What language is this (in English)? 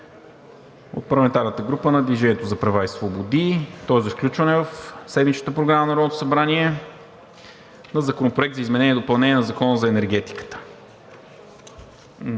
Bulgarian